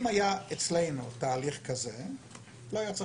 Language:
Hebrew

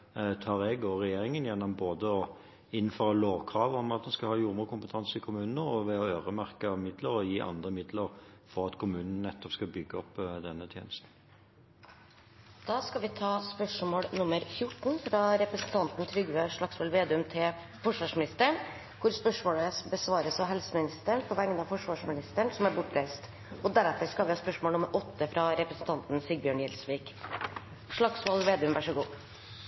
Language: Norwegian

